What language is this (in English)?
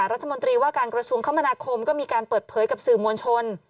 Thai